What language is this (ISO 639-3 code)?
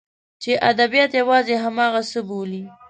pus